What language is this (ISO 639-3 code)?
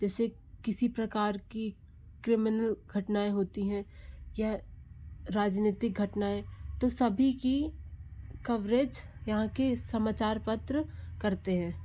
hin